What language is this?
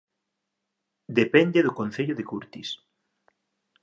Galician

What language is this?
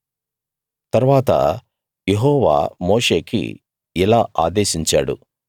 Telugu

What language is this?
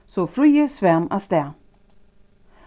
Faroese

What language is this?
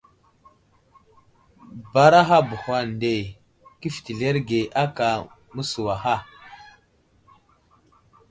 Wuzlam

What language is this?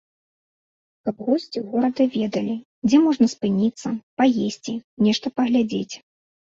Belarusian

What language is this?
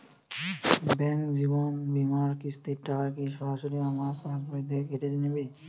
Bangla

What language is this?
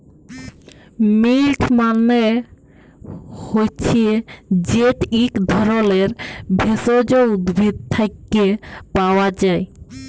Bangla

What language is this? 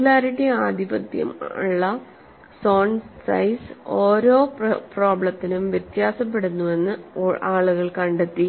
Malayalam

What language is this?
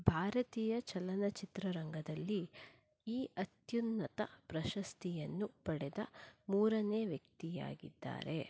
Kannada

